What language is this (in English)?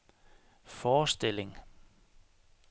Danish